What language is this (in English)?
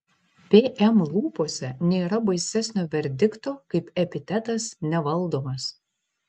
Lithuanian